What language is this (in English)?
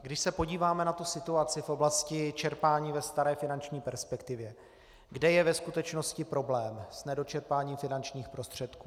Czech